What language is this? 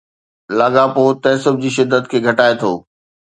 Sindhi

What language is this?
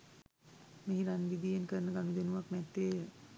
Sinhala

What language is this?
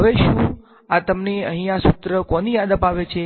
Gujarati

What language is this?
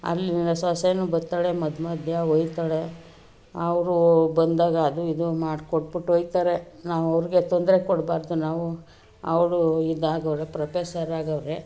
Kannada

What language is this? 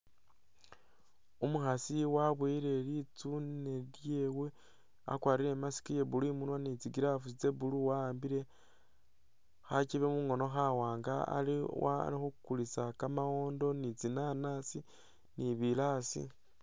Masaaba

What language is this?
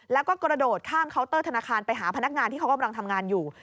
Thai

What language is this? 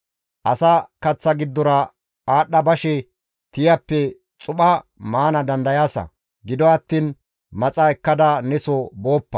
Gamo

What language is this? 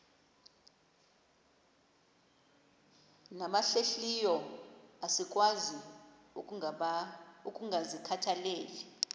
Xhosa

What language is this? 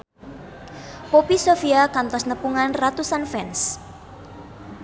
Sundanese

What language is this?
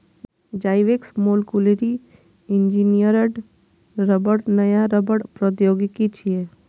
Maithili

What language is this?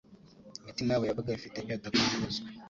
Kinyarwanda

